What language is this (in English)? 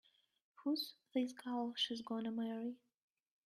English